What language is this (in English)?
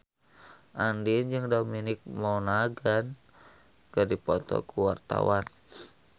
Sundanese